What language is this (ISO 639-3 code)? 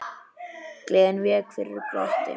isl